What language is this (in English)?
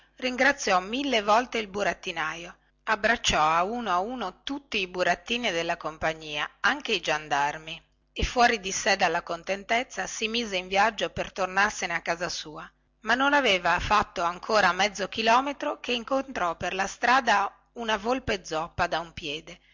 Italian